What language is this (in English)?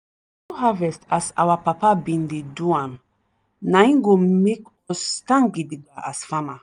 Nigerian Pidgin